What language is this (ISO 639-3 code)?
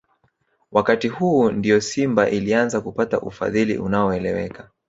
swa